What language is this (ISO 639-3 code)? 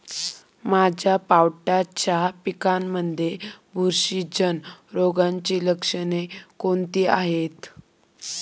mar